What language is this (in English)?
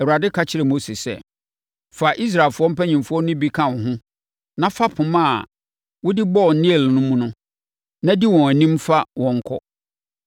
Akan